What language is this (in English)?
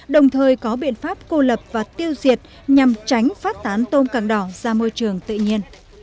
Vietnamese